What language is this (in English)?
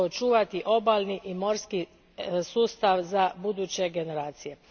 Croatian